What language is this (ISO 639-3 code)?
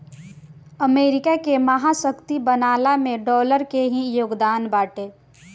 bho